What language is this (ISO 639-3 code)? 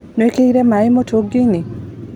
kik